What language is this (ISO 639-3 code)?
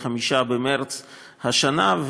heb